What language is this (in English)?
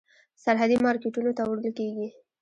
Pashto